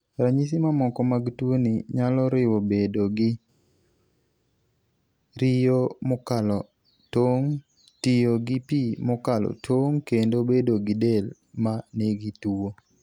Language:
Luo (Kenya and Tanzania)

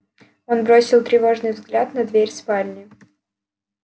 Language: Russian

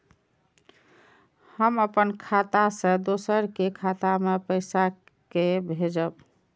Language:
Maithili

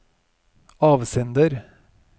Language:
Norwegian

